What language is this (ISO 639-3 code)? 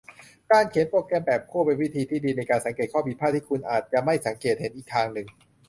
tha